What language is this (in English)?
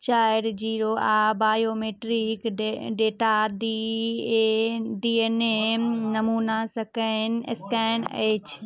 Maithili